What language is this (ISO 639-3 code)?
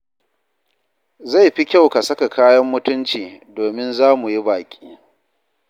hau